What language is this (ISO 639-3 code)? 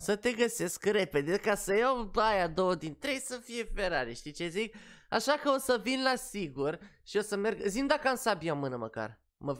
ron